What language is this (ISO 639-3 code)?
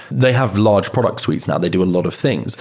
eng